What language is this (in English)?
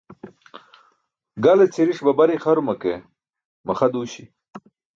Burushaski